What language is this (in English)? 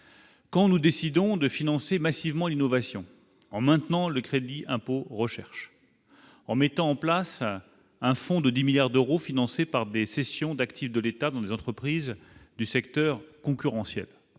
French